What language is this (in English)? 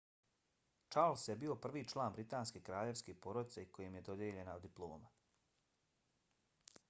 Bosnian